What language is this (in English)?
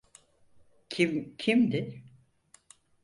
Turkish